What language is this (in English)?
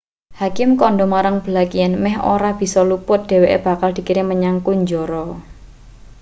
Javanese